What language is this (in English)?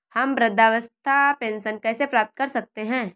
Hindi